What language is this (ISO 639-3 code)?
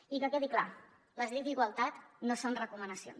cat